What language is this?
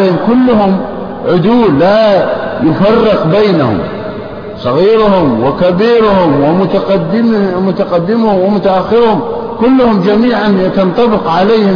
Arabic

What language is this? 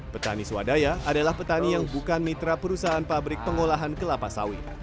Indonesian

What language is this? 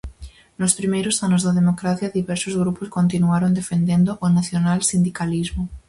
Galician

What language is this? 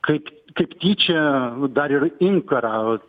Lithuanian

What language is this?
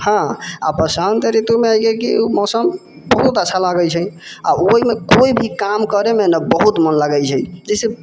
Maithili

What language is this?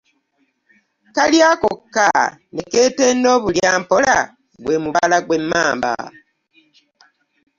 Ganda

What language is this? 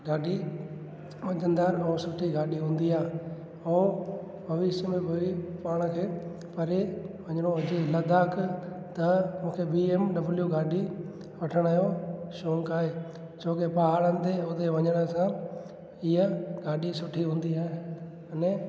Sindhi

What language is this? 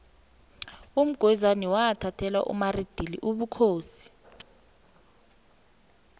South Ndebele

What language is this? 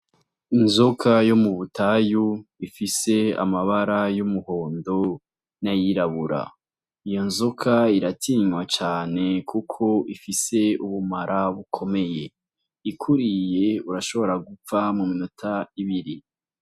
Rundi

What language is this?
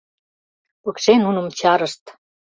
Mari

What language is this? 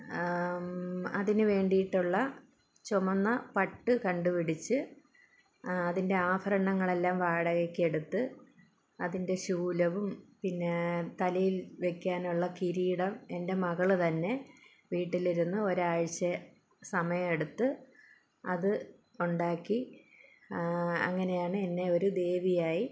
Malayalam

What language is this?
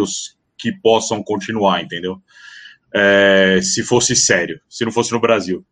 Portuguese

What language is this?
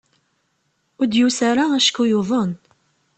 Kabyle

